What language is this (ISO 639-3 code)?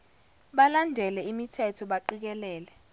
zul